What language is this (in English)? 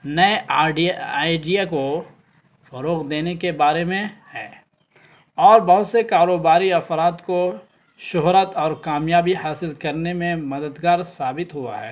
Urdu